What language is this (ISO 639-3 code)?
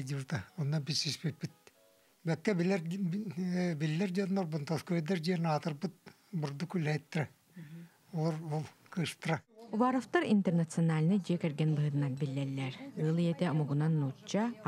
tur